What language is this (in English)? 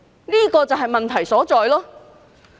Cantonese